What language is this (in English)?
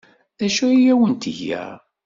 Kabyle